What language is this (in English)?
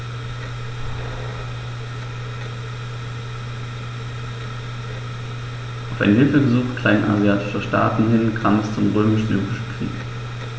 German